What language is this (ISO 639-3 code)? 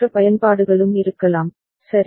tam